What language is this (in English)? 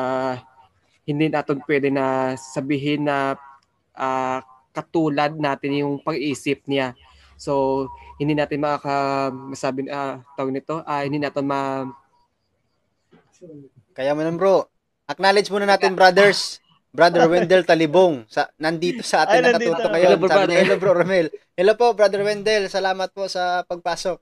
Filipino